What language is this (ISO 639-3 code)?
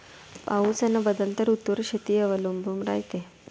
mar